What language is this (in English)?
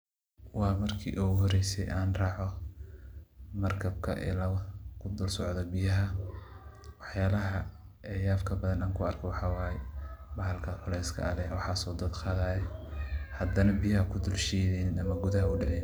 Somali